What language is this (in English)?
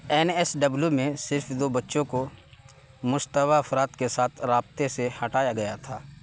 Urdu